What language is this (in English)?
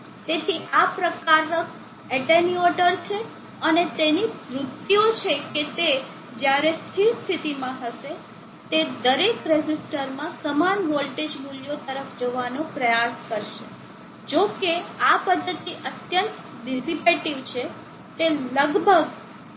Gujarati